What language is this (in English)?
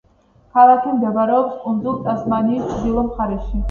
Georgian